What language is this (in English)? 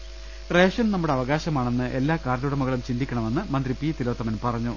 Malayalam